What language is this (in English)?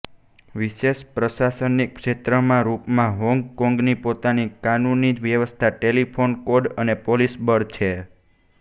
Gujarati